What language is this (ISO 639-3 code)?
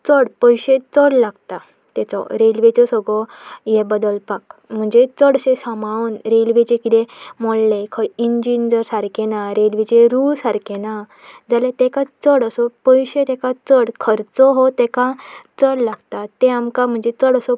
kok